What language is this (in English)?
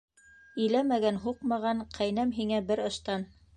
Bashkir